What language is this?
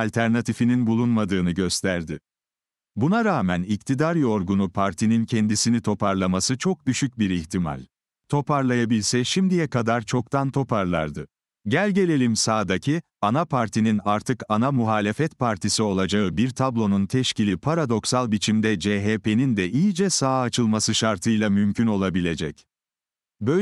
Turkish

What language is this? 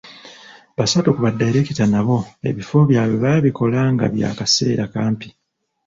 Ganda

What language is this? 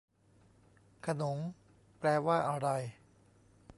Thai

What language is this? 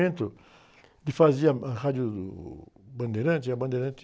Portuguese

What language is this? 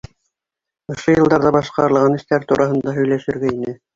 Bashkir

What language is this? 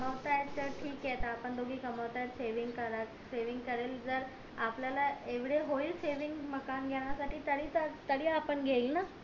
Marathi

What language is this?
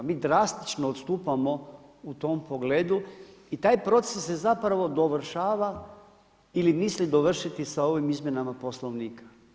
Croatian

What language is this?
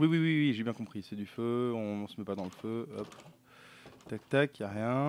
French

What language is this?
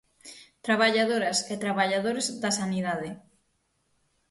Galician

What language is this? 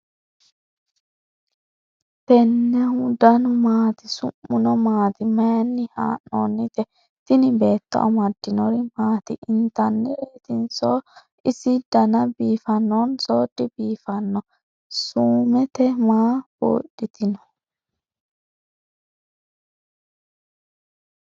Sidamo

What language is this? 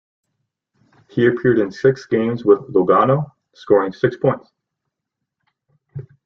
English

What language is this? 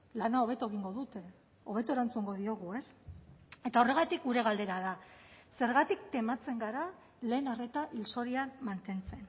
Basque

